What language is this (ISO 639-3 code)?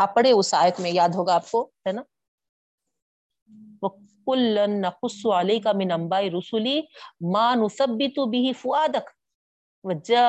urd